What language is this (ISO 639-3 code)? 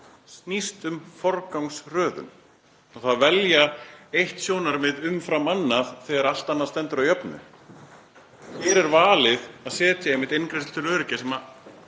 isl